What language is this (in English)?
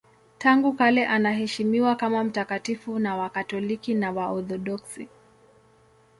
Swahili